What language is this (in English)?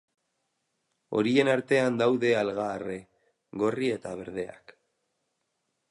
Basque